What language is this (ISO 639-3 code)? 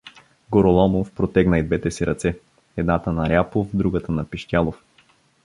bul